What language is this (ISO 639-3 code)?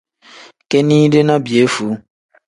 kdh